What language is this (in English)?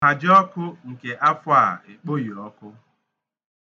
Igbo